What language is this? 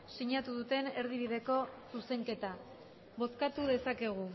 Basque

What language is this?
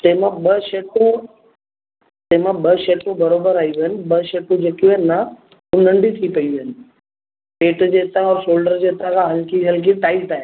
Sindhi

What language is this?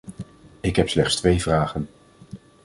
Dutch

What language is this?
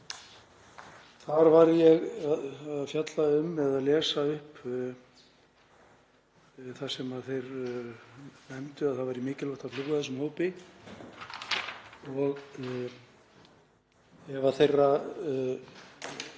Icelandic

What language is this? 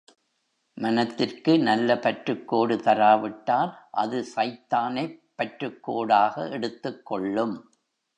Tamil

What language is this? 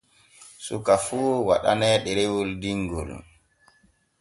Borgu Fulfulde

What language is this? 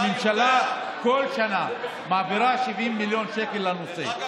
Hebrew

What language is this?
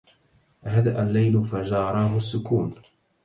Arabic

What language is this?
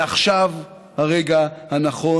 Hebrew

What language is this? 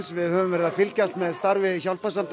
Icelandic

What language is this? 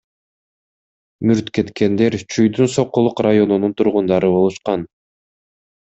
Kyrgyz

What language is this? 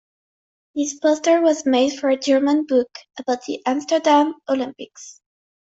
English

